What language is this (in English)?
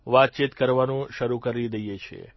Gujarati